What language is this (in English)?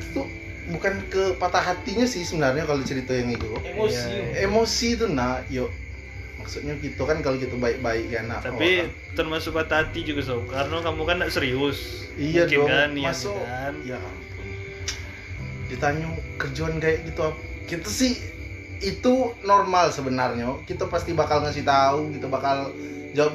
Indonesian